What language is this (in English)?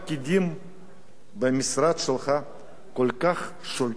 Hebrew